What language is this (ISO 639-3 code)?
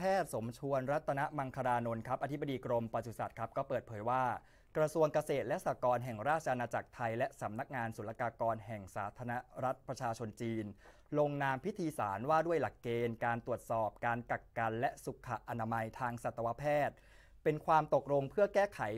tha